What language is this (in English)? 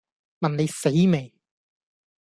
Cantonese